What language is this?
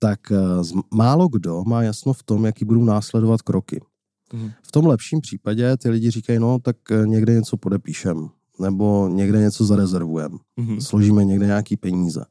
Czech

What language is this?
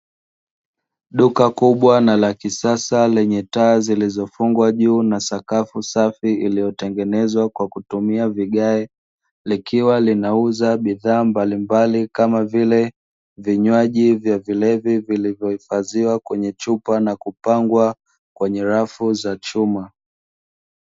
Swahili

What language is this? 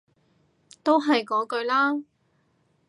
Cantonese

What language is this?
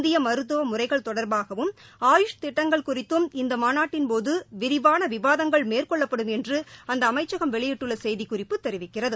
Tamil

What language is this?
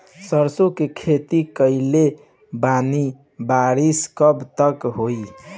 Bhojpuri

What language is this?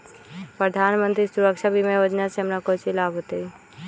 Magahi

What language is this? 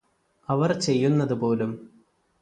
Malayalam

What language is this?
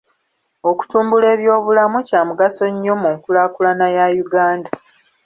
Ganda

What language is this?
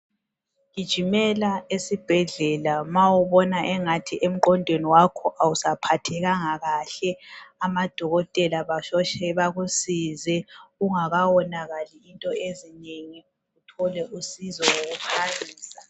North Ndebele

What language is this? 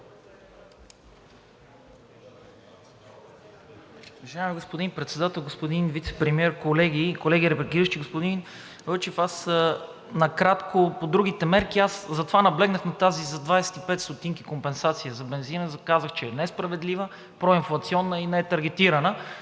Bulgarian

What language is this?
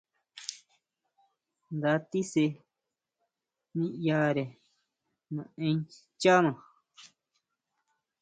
Huautla Mazatec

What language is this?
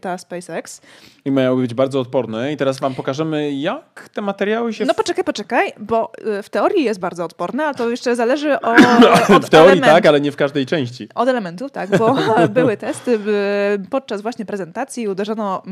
Polish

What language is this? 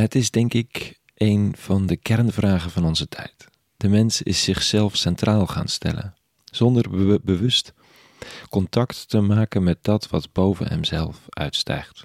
Dutch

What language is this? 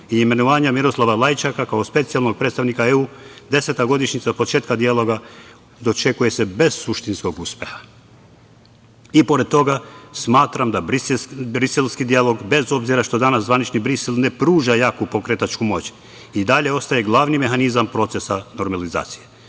Serbian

